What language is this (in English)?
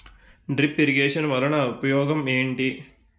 Telugu